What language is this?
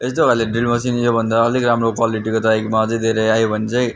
Nepali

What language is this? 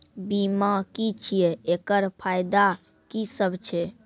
Maithili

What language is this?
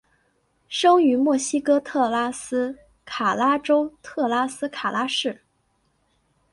Chinese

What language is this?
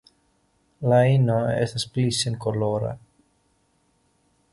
Esperanto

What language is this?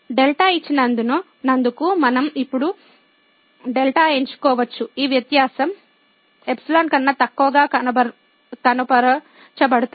Telugu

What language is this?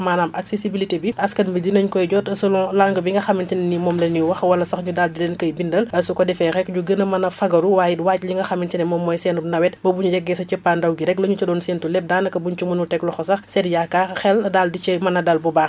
Wolof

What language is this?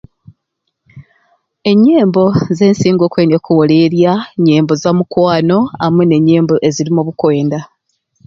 Ruuli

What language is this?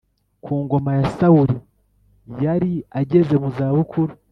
Kinyarwanda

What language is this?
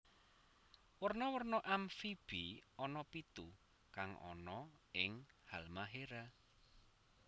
Javanese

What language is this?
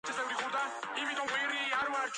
Georgian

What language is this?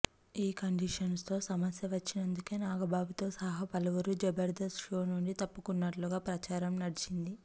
Telugu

